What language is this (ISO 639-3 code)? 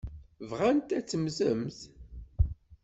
kab